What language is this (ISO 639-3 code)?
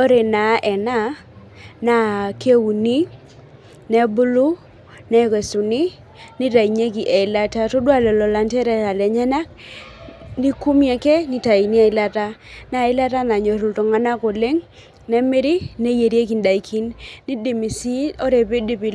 mas